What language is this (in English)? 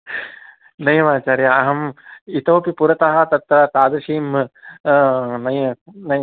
Sanskrit